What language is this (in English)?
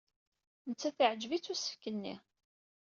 Kabyle